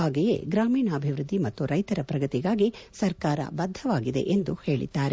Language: Kannada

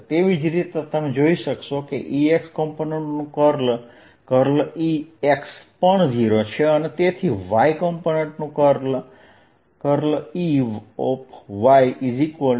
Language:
Gujarati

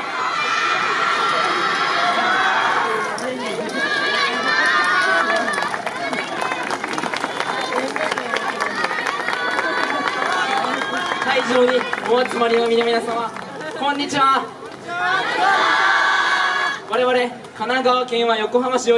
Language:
Japanese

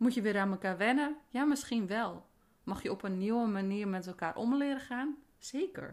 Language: Dutch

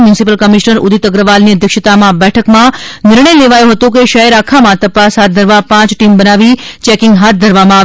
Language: Gujarati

